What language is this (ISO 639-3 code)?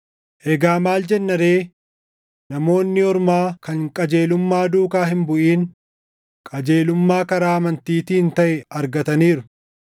orm